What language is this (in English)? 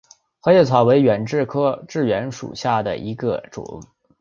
Chinese